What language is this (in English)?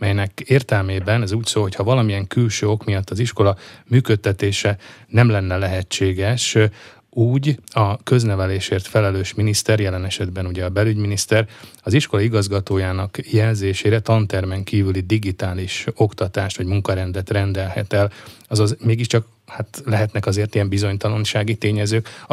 Hungarian